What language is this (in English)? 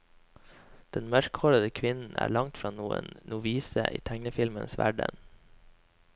Norwegian